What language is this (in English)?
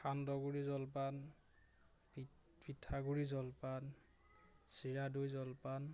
Assamese